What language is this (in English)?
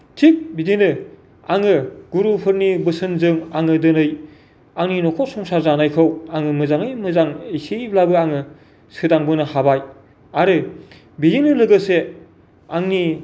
Bodo